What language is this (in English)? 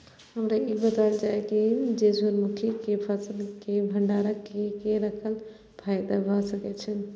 Maithili